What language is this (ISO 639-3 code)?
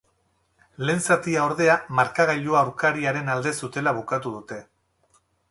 eus